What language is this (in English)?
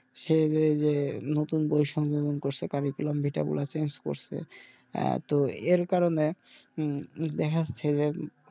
Bangla